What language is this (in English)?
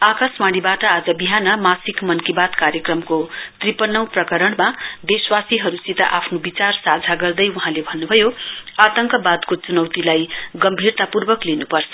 Nepali